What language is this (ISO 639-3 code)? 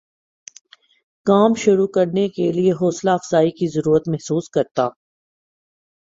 urd